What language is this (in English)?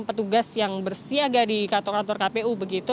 Indonesian